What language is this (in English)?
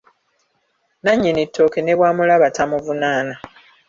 Ganda